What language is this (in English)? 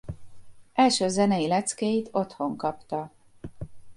Hungarian